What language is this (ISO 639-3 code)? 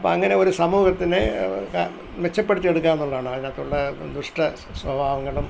mal